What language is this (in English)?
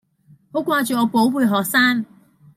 Cantonese